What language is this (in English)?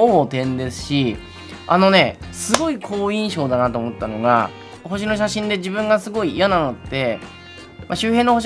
Japanese